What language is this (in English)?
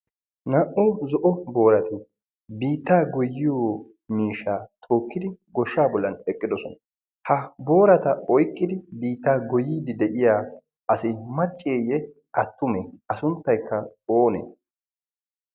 Wolaytta